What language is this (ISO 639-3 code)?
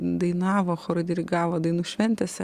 lit